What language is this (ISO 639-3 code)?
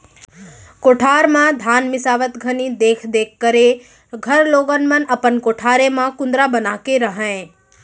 hne